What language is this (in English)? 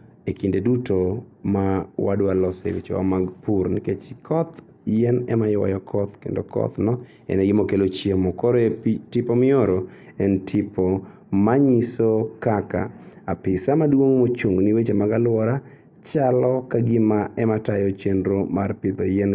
Luo (Kenya and Tanzania)